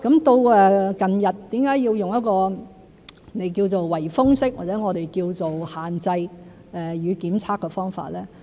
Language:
Cantonese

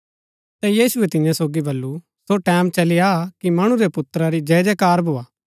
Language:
Gaddi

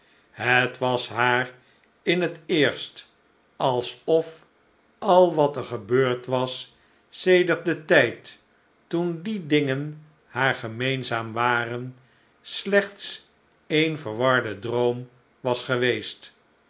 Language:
Dutch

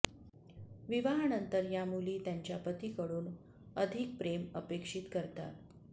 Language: Marathi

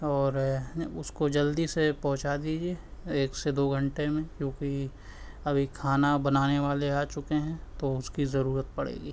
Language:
Urdu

